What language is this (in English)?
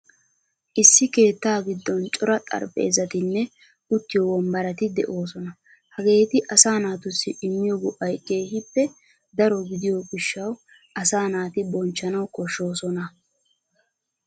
Wolaytta